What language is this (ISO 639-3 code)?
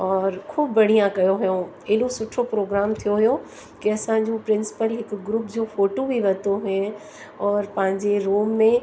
snd